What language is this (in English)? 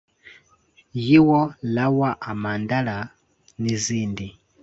Kinyarwanda